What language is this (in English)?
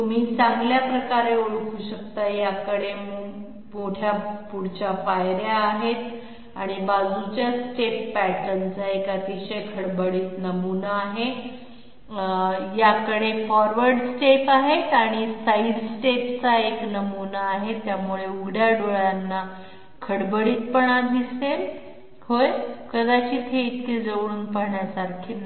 Marathi